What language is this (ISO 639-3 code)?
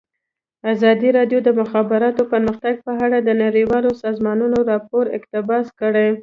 pus